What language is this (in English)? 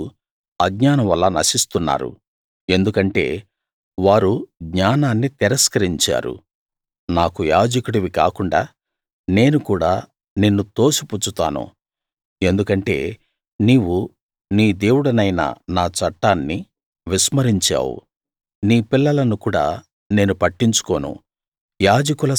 Telugu